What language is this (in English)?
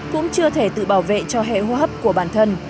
Vietnamese